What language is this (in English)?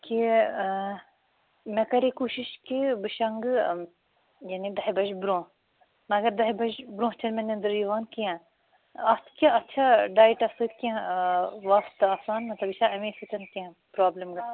Kashmiri